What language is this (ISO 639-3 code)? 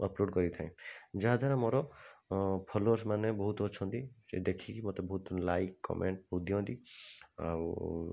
ori